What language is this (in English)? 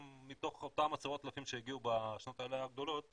Hebrew